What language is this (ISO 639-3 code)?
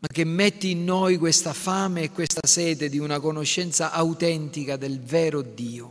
ita